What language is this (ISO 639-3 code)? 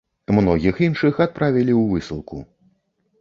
bel